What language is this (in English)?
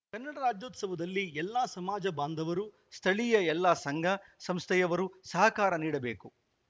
Kannada